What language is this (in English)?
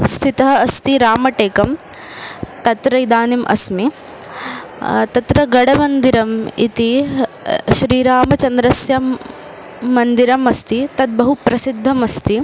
Sanskrit